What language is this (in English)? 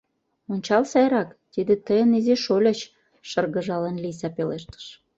Mari